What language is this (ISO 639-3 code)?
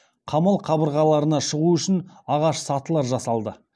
kaz